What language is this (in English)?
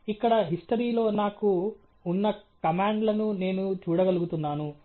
Telugu